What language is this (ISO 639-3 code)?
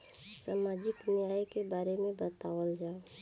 bho